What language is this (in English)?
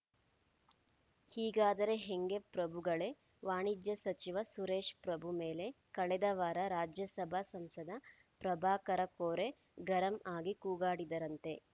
Kannada